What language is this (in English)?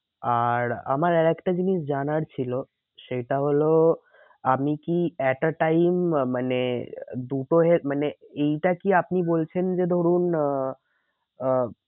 Bangla